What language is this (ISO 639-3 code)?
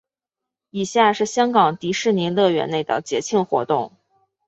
zho